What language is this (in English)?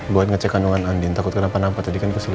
Indonesian